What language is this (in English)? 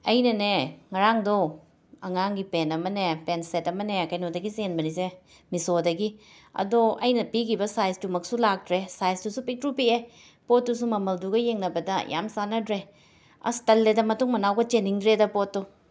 Manipuri